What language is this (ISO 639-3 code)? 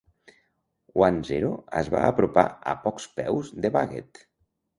cat